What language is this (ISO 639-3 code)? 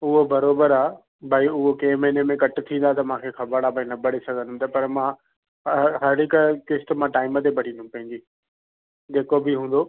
snd